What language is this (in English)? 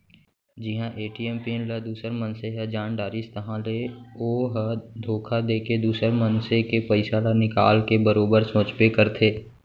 Chhattisgarhi